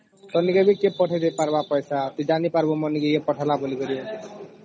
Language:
Odia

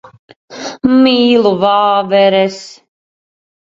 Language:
Latvian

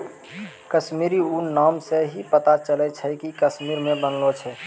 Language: Maithili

